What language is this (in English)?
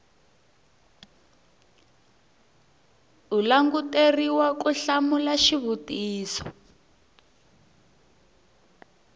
Tsonga